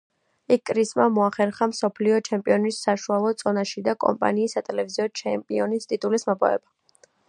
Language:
Georgian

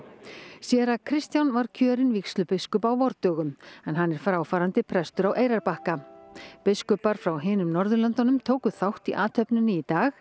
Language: Icelandic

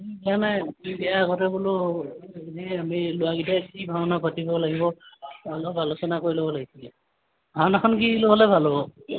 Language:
Assamese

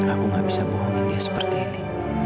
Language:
Indonesian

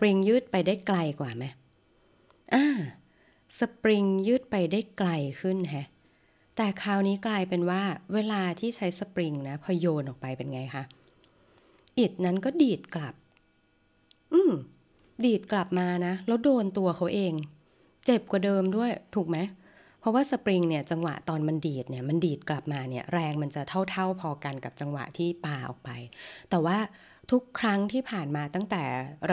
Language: Thai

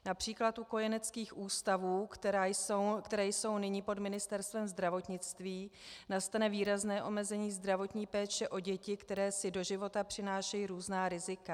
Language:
Czech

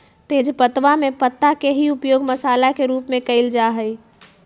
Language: Magahi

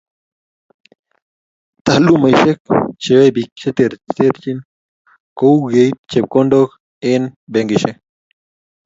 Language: Kalenjin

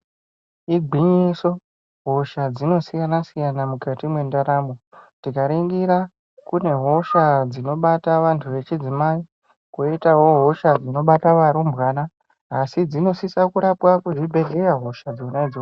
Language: Ndau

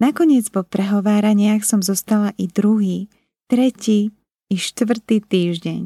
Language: Slovak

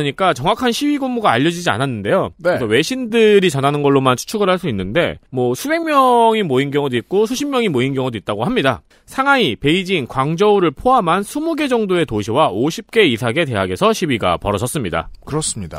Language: Korean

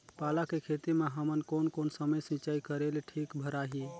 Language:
Chhattisgarhi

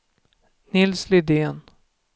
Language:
Swedish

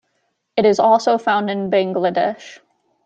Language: English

